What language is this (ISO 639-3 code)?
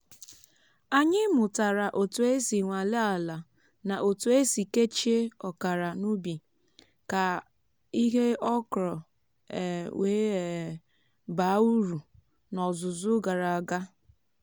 ibo